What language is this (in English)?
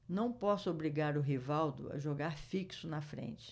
Portuguese